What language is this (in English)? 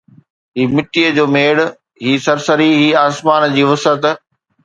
Sindhi